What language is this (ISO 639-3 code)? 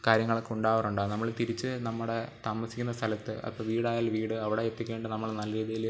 mal